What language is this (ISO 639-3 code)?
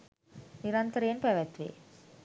sin